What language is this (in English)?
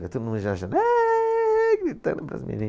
Portuguese